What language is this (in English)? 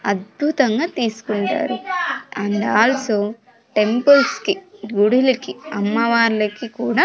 Telugu